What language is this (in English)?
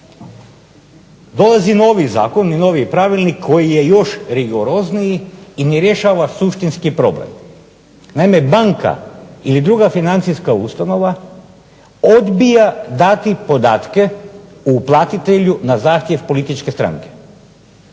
Croatian